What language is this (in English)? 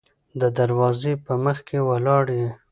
Pashto